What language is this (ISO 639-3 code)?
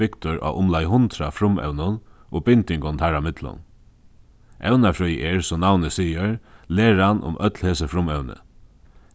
fao